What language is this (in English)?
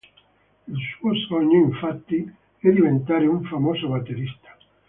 Italian